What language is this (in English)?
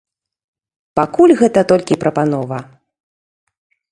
Belarusian